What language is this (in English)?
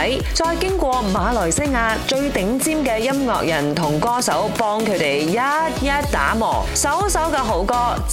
Chinese